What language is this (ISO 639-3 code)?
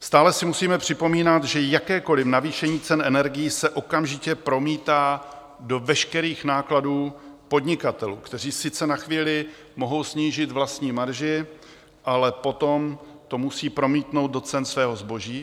ces